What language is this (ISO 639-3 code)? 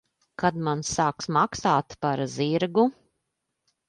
lav